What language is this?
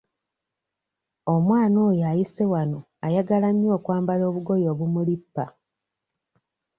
Ganda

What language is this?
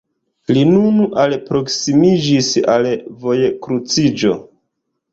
Esperanto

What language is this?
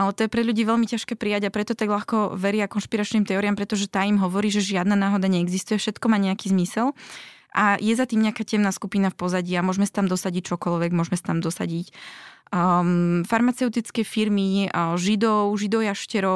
Slovak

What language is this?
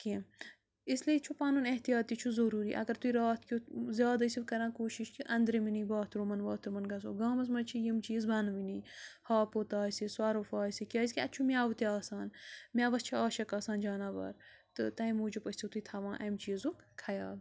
Kashmiri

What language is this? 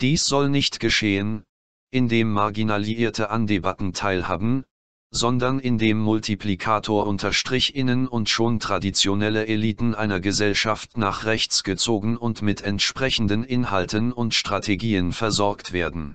German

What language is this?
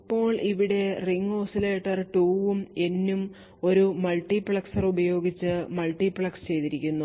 Malayalam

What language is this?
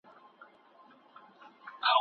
Pashto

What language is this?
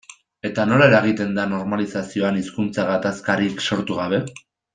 Basque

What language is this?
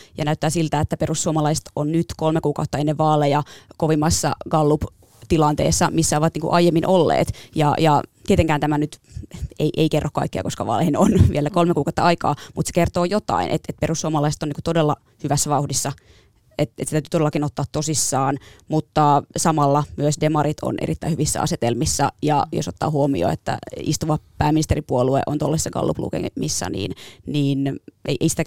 Finnish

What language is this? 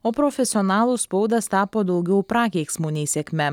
Lithuanian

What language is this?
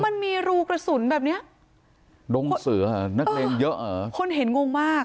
Thai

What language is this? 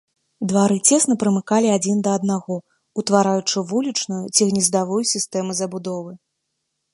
Belarusian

